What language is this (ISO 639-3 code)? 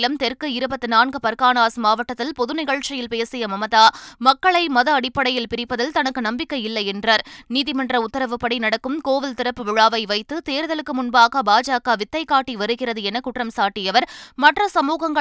tam